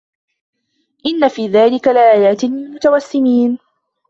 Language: Arabic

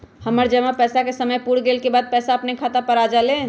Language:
Magahi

